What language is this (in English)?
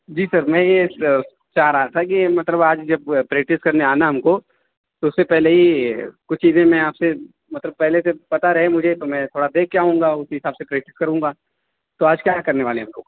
Urdu